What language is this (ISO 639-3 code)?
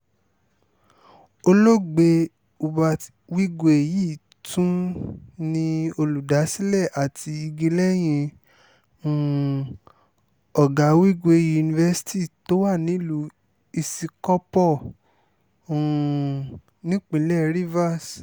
yor